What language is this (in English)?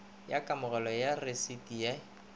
Northern Sotho